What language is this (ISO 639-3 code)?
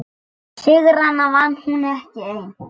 isl